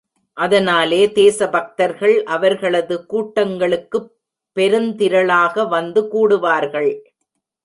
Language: Tamil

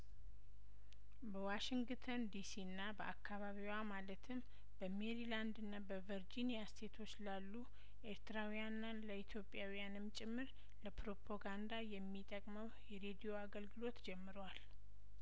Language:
Amharic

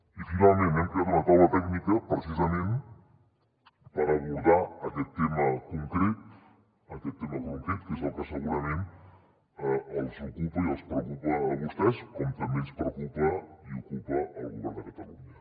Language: Catalan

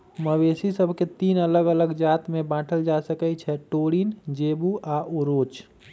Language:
Magahi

